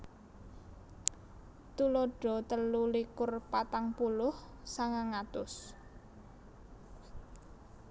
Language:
Javanese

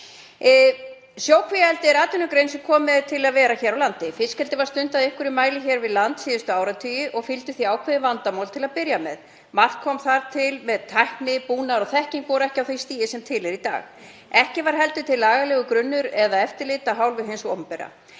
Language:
Icelandic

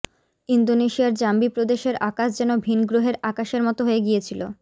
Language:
Bangla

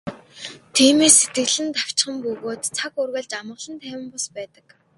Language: Mongolian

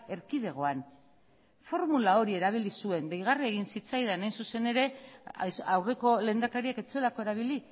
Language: Basque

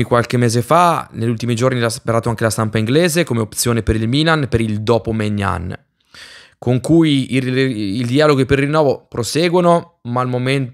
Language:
Italian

